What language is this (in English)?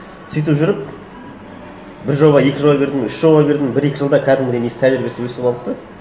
Kazakh